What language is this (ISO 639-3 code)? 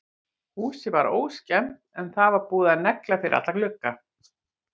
isl